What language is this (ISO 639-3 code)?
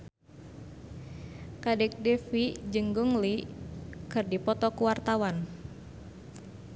sun